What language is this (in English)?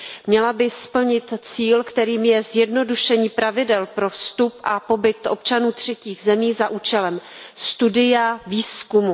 Czech